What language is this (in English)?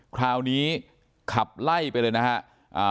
Thai